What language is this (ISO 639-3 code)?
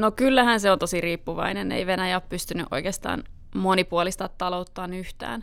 fin